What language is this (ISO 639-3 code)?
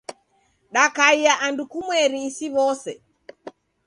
dav